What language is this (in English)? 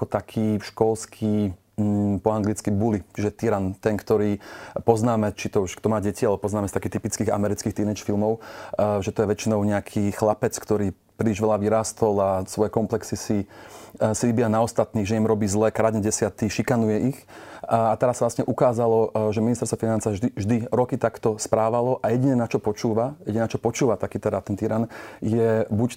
Slovak